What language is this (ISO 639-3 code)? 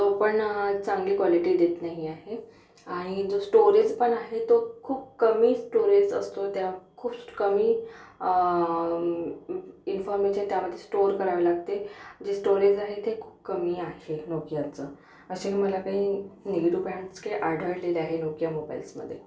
mar